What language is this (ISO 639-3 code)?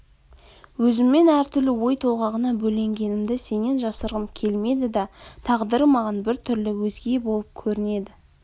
kaz